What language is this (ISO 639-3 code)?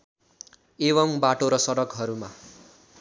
nep